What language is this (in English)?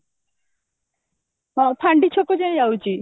Odia